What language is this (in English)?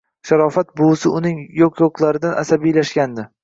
Uzbek